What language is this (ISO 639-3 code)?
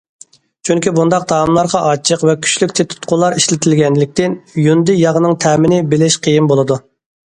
uig